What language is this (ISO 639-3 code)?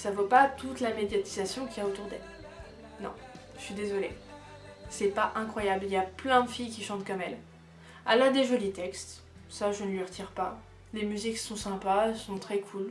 fra